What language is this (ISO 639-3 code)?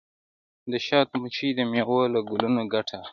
pus